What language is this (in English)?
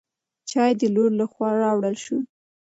Pashto